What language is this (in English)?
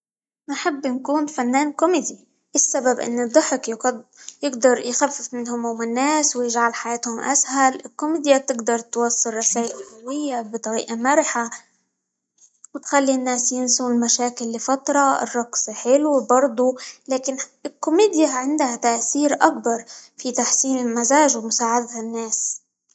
Libyan Arabic